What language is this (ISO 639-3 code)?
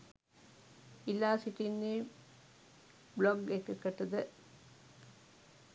sin